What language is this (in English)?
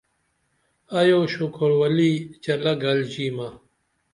Dameli